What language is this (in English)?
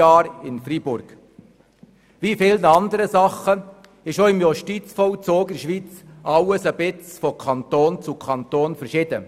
Swiss German